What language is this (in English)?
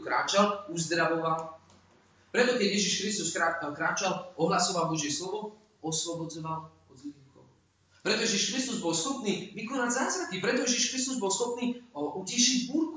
Slovak